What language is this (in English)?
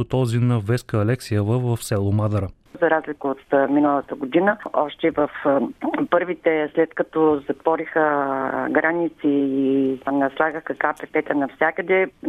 Bulgarian